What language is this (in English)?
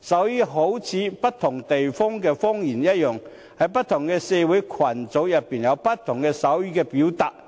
Cantonese